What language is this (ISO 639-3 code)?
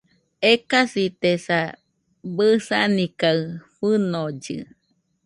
hux